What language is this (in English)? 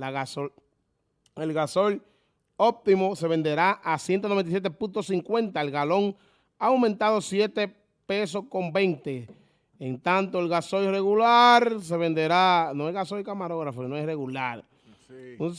Spanish